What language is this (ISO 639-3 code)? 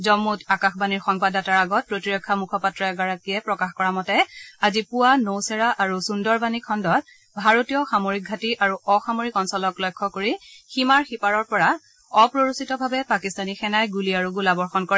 asm